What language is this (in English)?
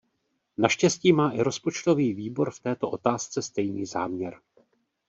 Czech